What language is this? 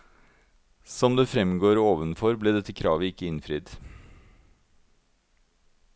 Norwegian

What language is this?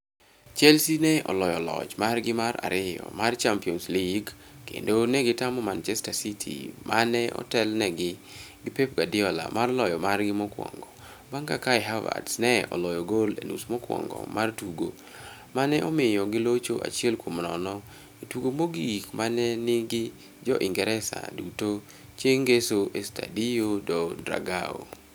Luo (Kenya and Tanzania)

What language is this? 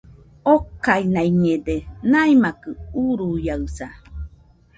Nüpode Huitoto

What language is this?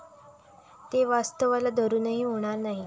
Marathi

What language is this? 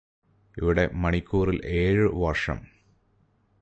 Malayalam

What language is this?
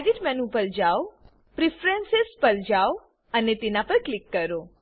Gujarati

